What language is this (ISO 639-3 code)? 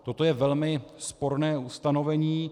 ces